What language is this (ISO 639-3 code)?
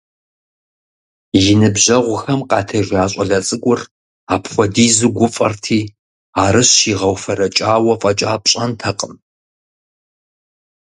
kbd